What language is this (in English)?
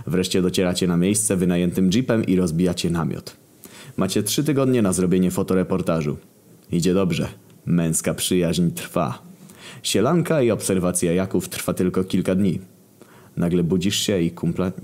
Polish